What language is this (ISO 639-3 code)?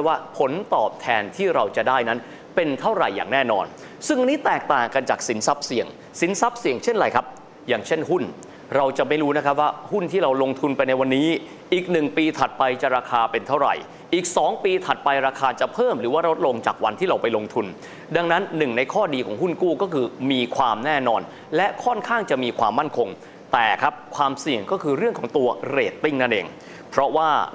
tha